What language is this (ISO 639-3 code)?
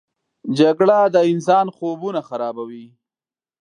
pus